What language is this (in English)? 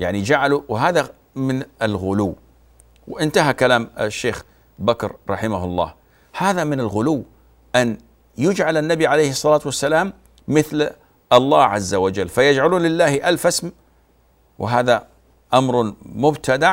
Arabic